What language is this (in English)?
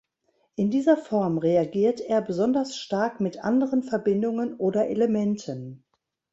German